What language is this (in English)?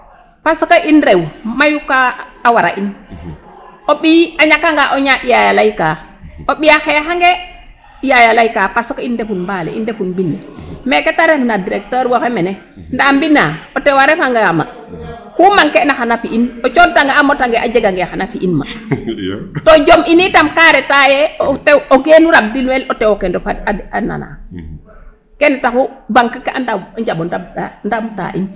Serer